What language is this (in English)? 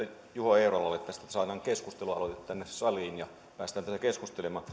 Finnish